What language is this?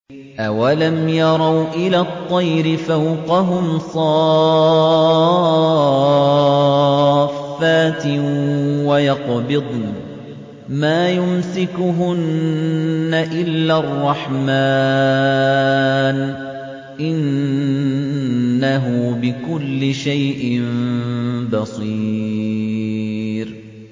Arabic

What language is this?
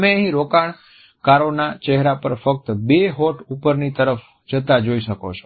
Gujarati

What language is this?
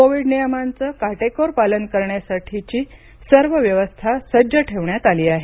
Marathi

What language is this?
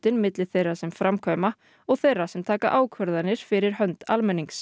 Icelandic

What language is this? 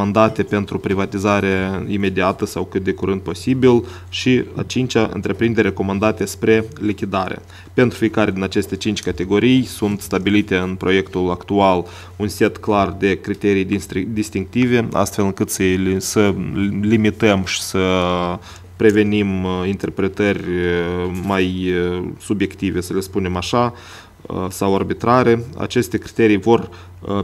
Romanian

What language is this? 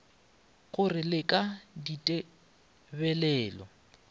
Northern Sotho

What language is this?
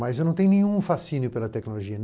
Portuguese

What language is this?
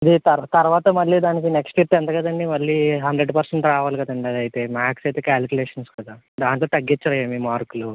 Telugu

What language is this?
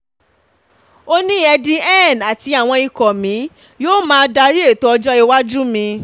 Yoruba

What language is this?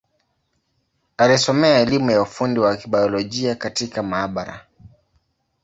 Swahili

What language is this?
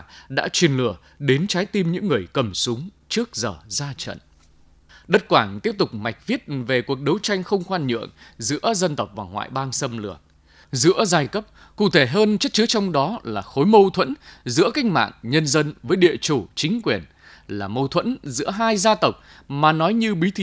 Vietnamese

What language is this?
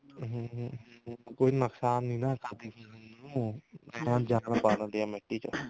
Punjabi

